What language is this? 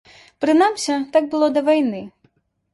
Belarusian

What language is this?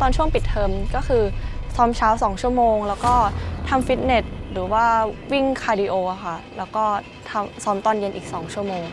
Thai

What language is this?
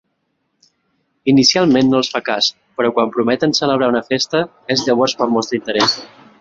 Catalan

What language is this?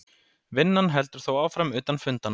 Icelandic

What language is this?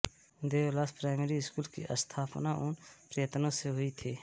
Hindi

